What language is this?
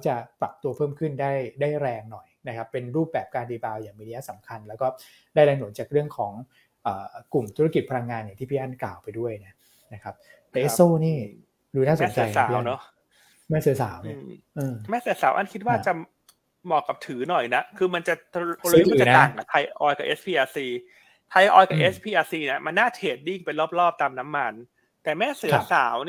Thai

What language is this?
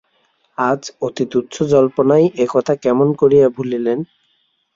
Bangla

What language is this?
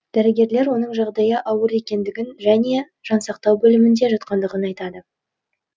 Kazakh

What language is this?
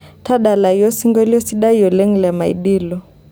Masai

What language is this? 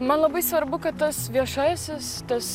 Lithuanian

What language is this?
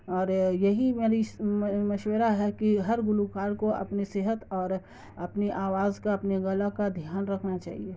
Urdu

